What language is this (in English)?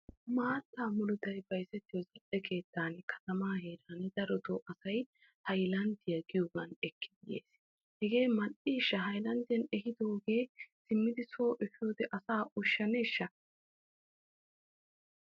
Wolaytta